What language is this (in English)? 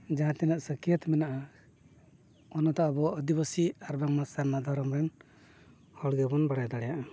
Santali